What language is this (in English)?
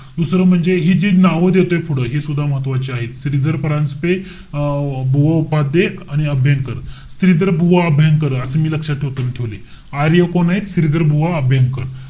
Marathi